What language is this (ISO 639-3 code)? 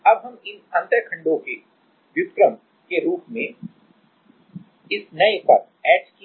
hin